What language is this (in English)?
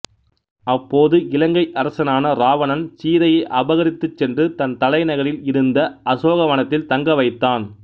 Tamil